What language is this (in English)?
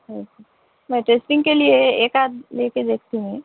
Urdu